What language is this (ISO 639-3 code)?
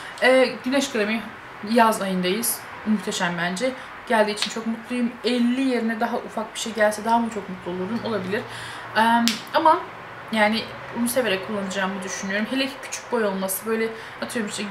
tur